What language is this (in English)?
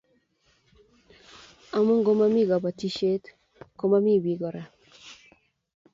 Kalenjin